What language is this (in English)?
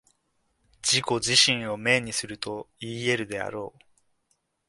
Japanese